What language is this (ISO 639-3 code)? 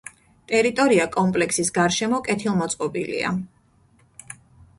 kat